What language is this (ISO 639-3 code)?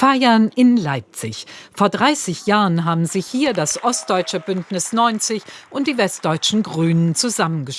deu